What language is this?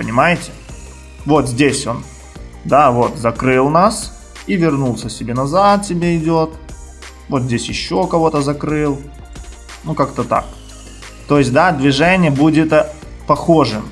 Russian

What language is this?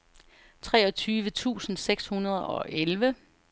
Danish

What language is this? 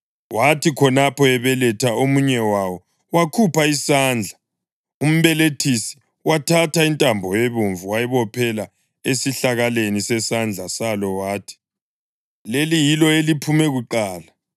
North Ndebele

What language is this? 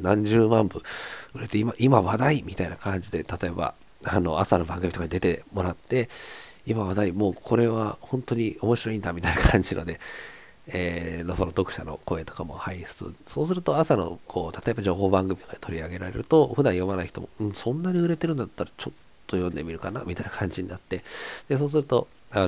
Japanese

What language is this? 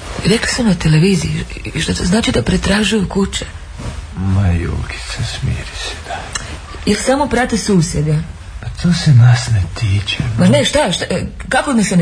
Croatian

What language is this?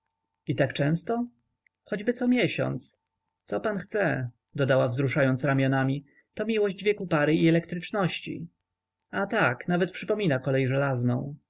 Polish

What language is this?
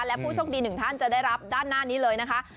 Thai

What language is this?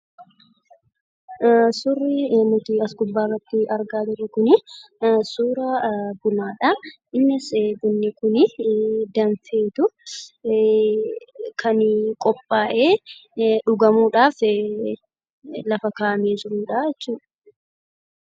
Oromo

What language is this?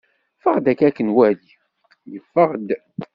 Kabyle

